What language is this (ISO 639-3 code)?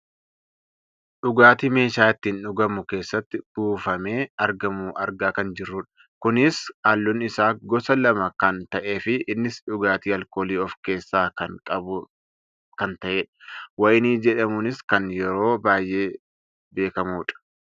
orm